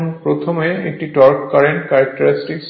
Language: Bangla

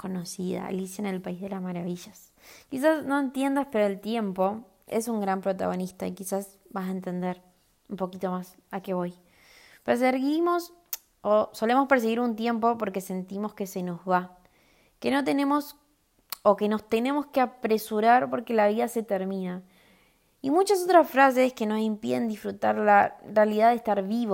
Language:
Spanish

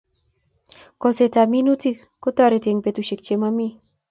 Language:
Kalenjin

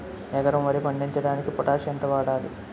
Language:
Telugu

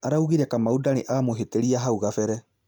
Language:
Kikuyu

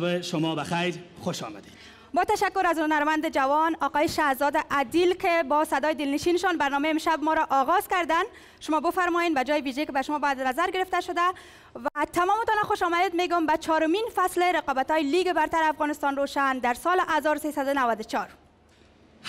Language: Persian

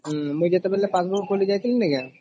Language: Odia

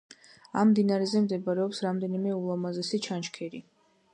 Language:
Georgian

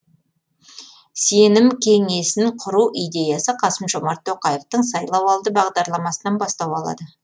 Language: Kazakh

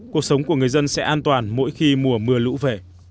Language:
Vietnamese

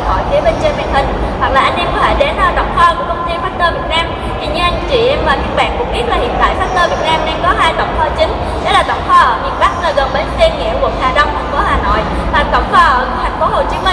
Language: Vietnamese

